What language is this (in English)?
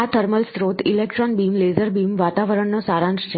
Gujarati